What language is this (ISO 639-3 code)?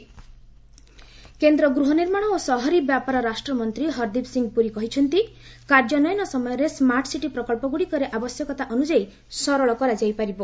ori